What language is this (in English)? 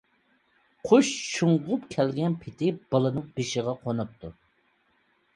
Uyghur